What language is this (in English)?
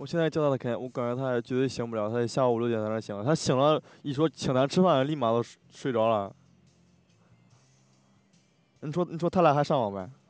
Chinese